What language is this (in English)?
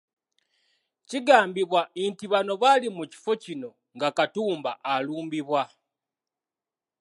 Ganda